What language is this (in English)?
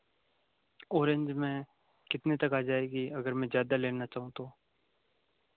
Hindi